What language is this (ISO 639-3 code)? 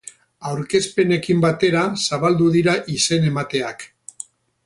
eus